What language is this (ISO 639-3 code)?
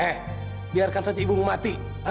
ind